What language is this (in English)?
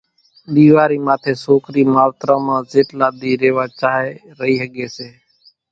Kachi Koli